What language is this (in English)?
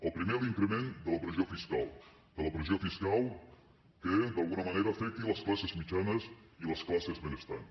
Catalan